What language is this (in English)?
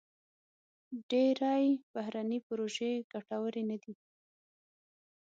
Pashto